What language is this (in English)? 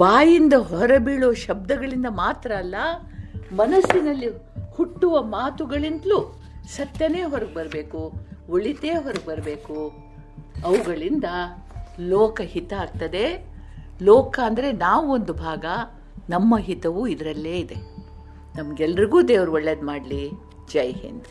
Kannada